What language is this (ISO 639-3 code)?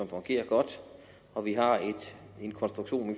dan